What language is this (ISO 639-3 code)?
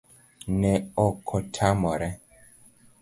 luo